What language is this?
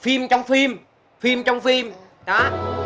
Vietnamese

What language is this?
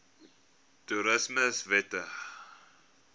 Afrikaans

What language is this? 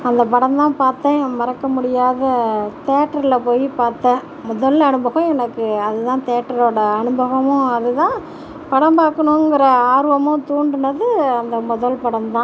Tamil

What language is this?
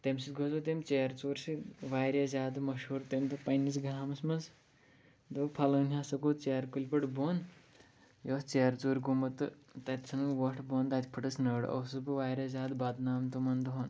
Kashmiri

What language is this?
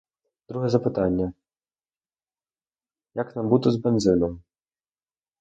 Ukrainian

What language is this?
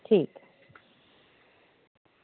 Dogri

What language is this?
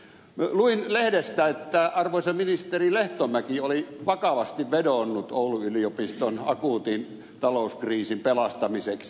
Finnish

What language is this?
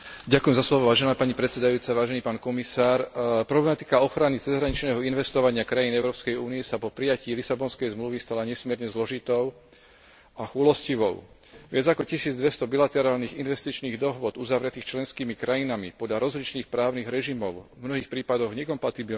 Slovak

